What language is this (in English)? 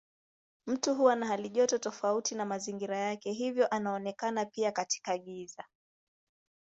Swahili